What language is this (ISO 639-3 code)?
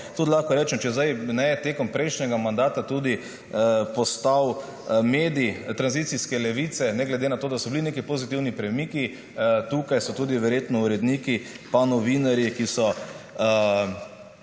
slv